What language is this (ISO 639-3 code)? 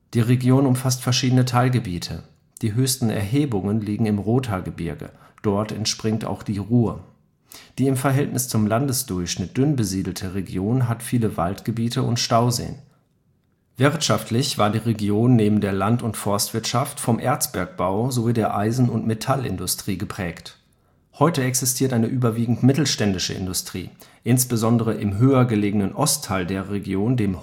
deu